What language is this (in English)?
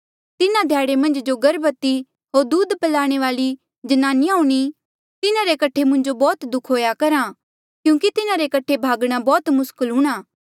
Mandeali